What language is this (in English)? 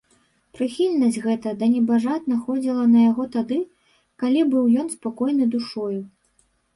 Belarusian